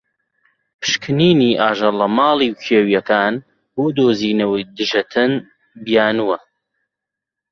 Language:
Central Kurdish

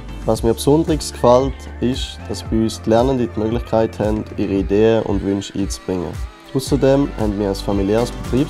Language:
German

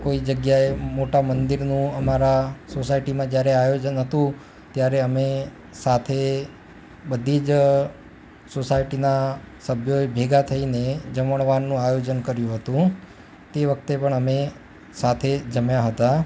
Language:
Gujarati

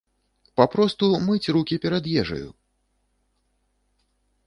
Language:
Belarusian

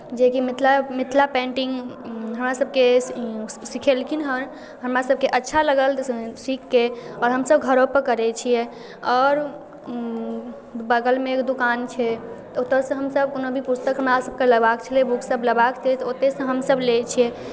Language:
Maithili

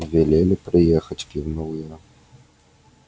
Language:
Russian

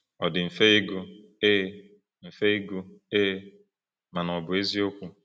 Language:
Igbo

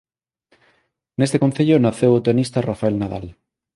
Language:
Galician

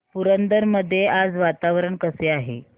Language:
Marathi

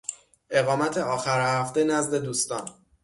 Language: Persian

